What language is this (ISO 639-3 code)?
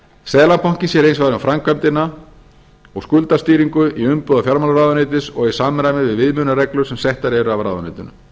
isl